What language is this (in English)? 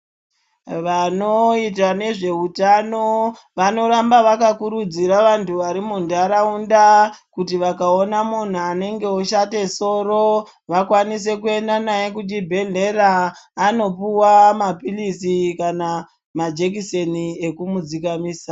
Ndau